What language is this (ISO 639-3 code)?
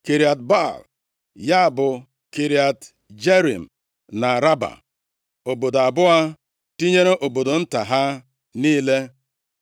ibo